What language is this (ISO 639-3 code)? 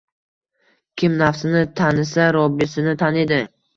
uzb